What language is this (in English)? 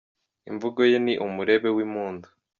Kinyarwanda